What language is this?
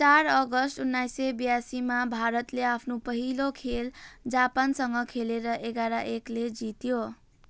Nepali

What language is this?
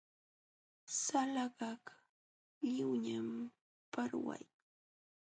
Jauja Wanca Quechua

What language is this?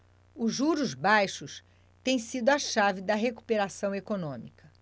Portuguese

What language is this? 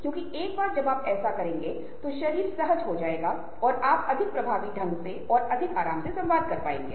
Hindi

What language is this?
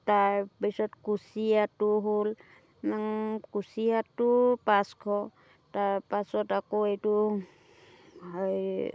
Assamese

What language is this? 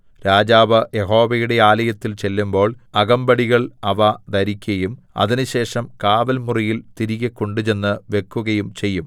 Malayalam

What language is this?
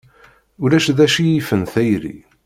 Kabyle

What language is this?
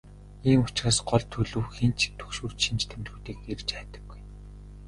Mongolian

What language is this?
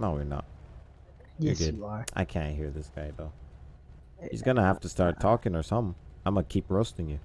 English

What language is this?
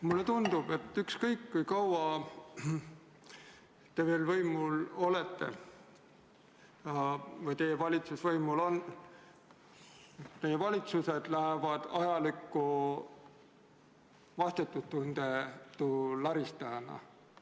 Estonian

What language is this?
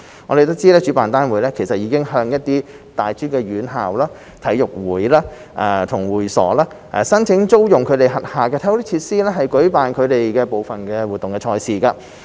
Cantonese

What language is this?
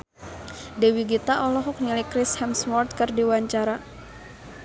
Sundanese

